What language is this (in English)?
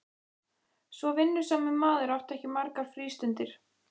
Icelandic